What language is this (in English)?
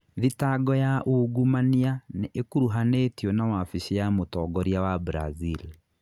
Kikuyu